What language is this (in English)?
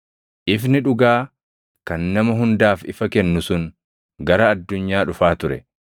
Oromo